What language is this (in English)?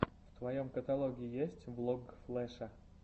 Russian